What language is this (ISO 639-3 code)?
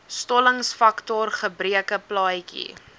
afr